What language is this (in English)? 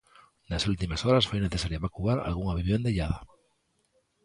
Galician